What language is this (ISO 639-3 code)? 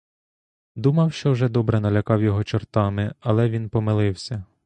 ukr